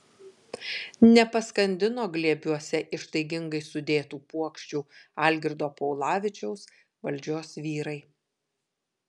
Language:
Lithuanian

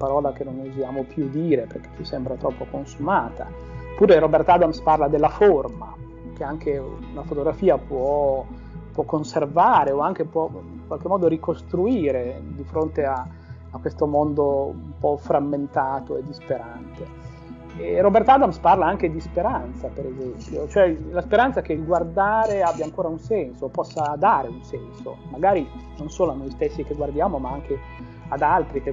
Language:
Italian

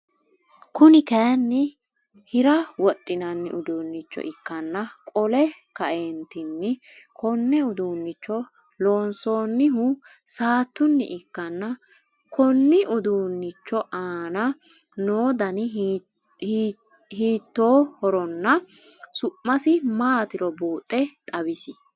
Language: Sidamo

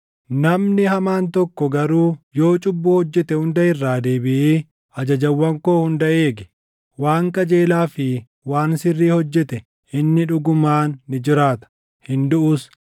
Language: Oromo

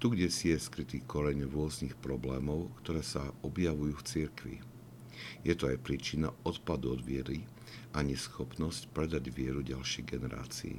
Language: Slovak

